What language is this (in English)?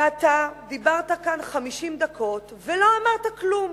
Hebrew